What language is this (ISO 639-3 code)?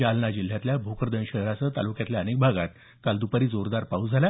mar